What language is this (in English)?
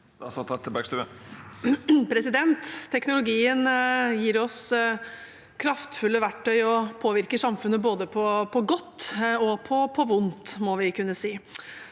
Norwegian